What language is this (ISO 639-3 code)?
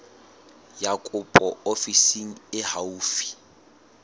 sot